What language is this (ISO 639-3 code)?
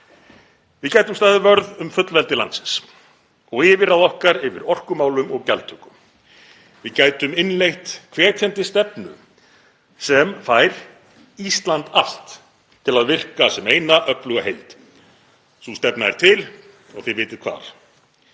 isl